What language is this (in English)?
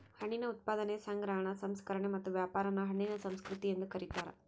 Kannada